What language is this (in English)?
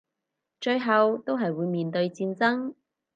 Cantonese